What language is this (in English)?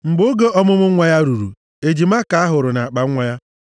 Igbo